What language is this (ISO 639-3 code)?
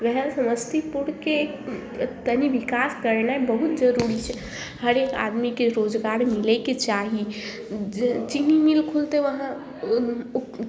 mai